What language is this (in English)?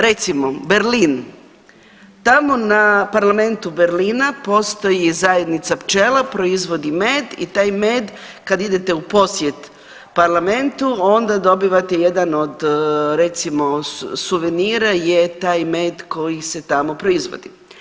Croatian